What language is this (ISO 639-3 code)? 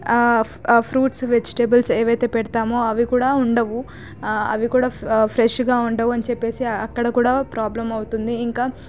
tel